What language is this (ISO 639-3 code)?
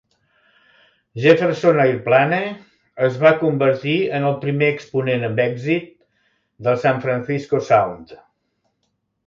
cat